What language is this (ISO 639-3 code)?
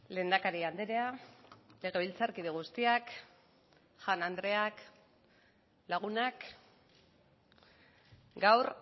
eus